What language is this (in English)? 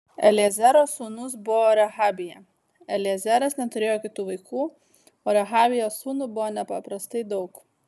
Lithuanian